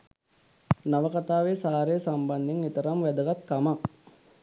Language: Sinhala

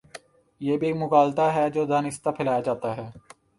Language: Urdu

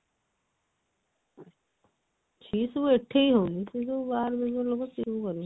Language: Odia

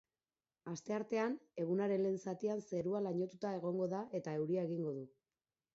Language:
Basque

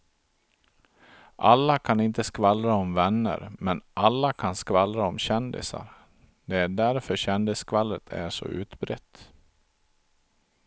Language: Swedish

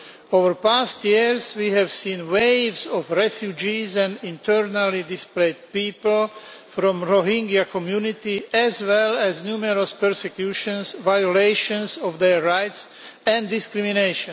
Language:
English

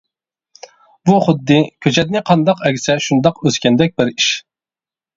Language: Uyghur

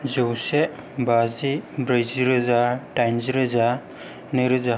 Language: Bodo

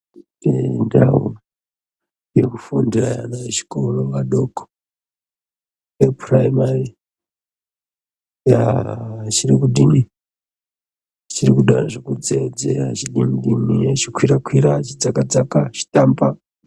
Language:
Ndau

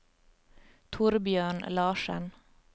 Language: Norwegian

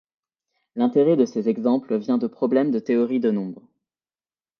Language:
French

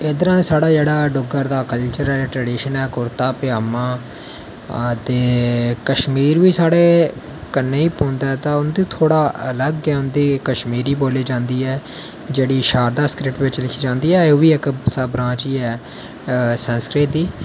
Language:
Dogri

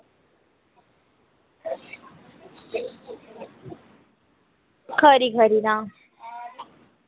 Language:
Dogri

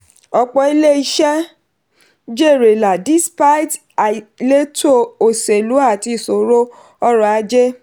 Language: Yoruba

